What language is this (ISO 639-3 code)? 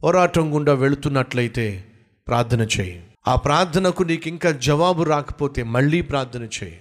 tel